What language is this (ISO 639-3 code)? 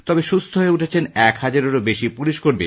ben